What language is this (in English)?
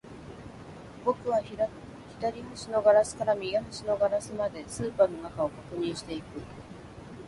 Japanese